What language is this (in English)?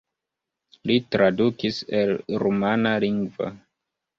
Esperanto